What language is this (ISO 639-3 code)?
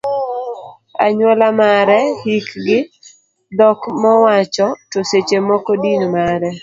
luo